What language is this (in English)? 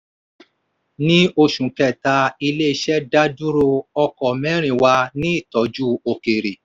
Yoruba